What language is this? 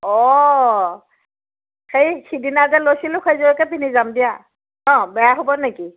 Assamese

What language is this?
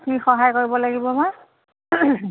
Assamese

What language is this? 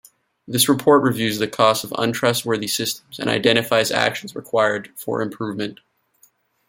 English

